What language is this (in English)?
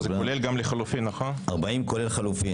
Hebrew